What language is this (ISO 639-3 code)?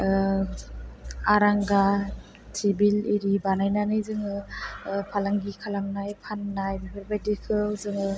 brx